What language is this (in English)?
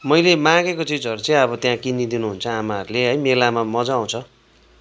Nepali